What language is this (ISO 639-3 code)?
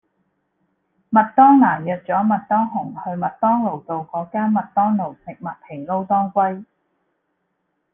yue